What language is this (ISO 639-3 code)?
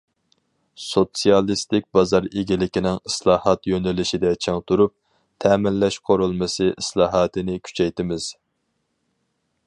uig